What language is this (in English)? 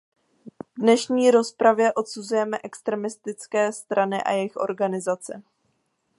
Czech